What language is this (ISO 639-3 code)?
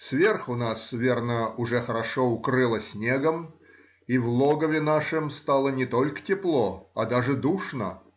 rus